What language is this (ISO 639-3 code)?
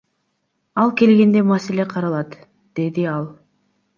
kir